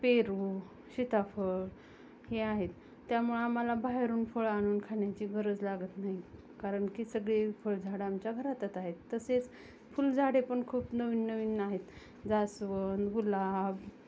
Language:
Marathi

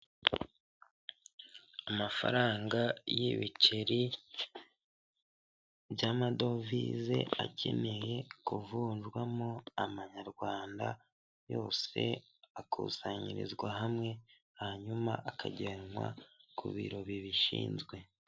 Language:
Kinyarwanda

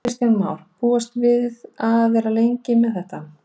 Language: Icelandic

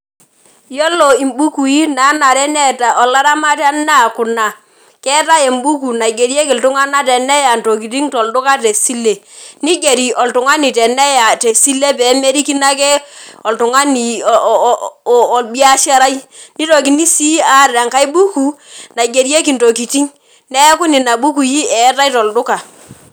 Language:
Masai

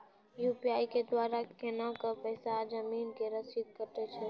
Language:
Maithili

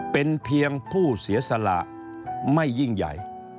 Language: Thai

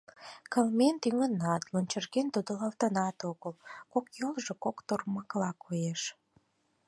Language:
Mari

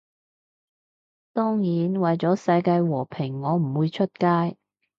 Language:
Cantonese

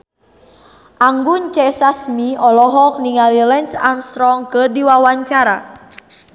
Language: Sundanese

